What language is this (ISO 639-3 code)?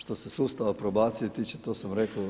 hrv